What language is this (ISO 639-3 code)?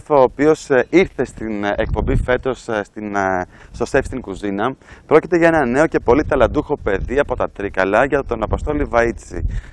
ell